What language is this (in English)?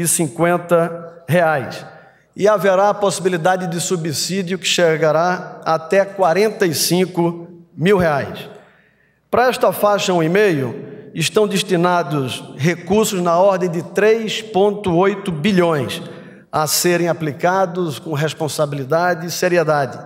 Portuguese